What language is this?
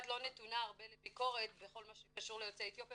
Hebrew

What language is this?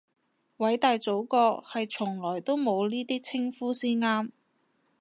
Cantonese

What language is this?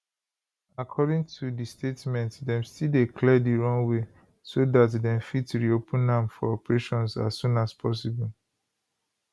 Nigerian Pidgin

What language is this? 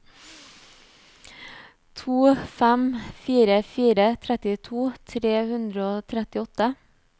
Norwegian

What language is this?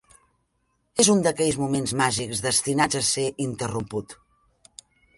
Catalan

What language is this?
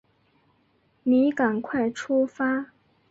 Chinese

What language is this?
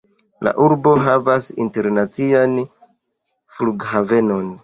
Esperanto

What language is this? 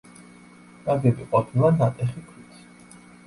Georgian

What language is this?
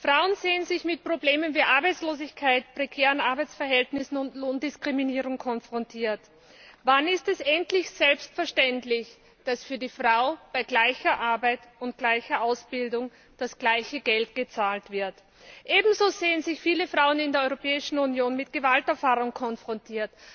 German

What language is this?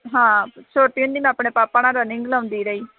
Punjabi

